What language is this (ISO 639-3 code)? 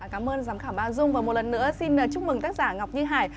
vie